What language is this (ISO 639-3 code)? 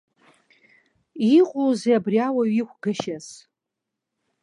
abk